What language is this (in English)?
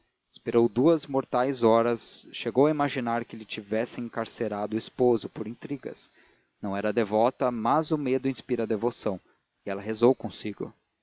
Portuguese